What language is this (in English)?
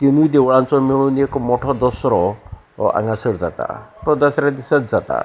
Konkani